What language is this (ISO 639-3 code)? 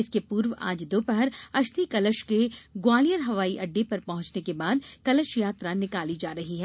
hin